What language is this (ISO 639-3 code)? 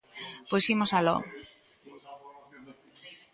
glg